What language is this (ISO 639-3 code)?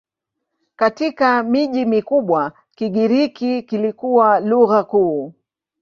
swa